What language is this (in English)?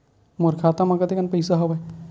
Chhattisgarhi